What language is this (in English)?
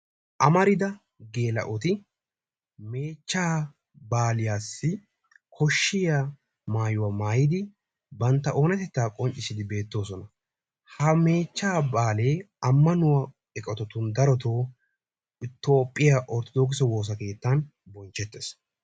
Wolaytta